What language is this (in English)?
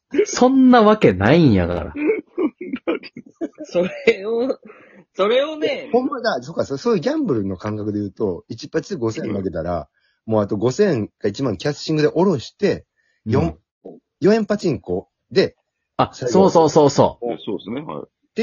Japanese